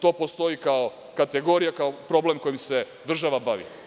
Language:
Serbian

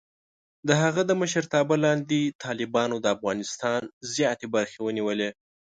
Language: Pashto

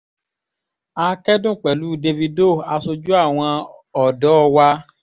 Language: Yoruba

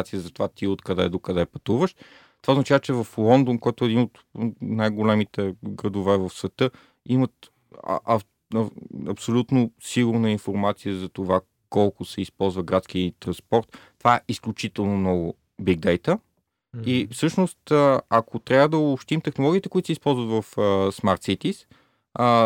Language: Bulgarian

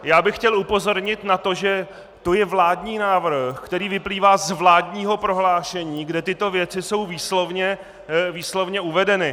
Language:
Czech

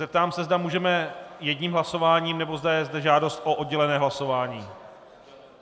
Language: Czech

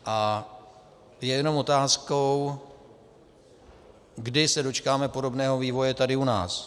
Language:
Czech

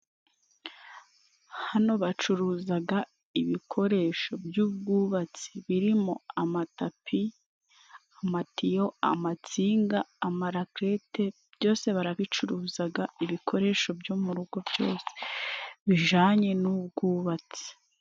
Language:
Kinyarwanda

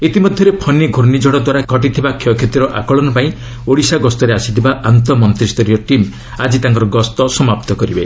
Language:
Odia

